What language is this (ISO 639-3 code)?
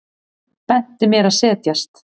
isl